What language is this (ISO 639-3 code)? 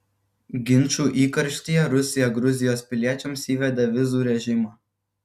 lit